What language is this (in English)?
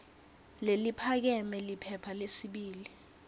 Swati